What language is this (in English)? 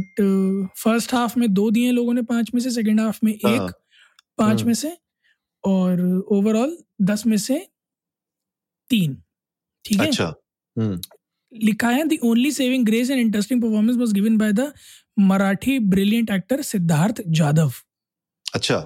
Hindi